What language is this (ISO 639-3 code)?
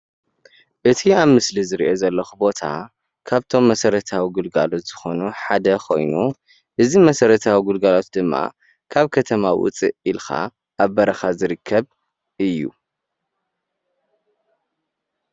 tir